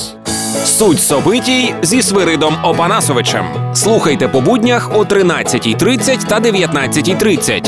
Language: Ukrainian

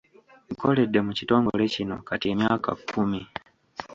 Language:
Ganda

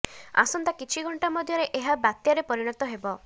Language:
Odia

